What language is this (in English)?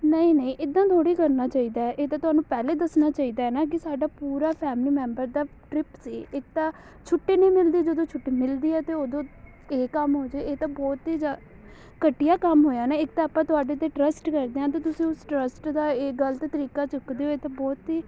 Punjabi